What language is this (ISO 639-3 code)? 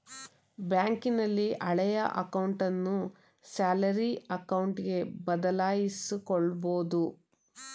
kan